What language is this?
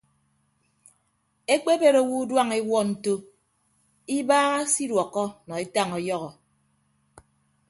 Ibibio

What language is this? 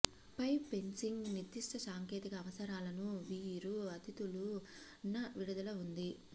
Telugu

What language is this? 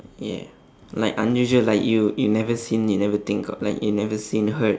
English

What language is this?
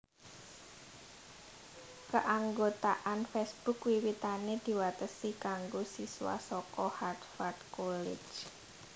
Javanese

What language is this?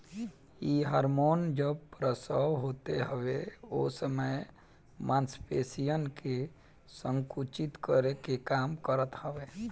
Bhojpuri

